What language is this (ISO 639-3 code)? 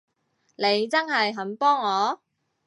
yue